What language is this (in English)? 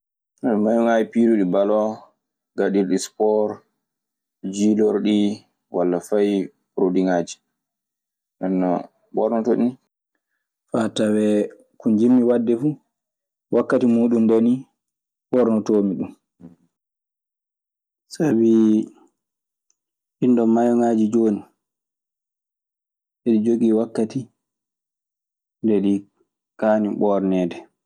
Maasina Fulfulde